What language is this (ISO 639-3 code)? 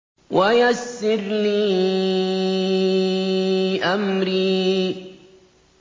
ara